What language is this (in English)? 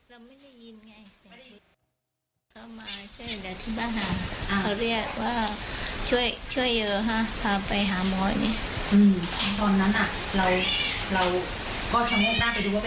Thai